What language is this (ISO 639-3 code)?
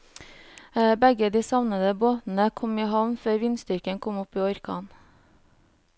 nor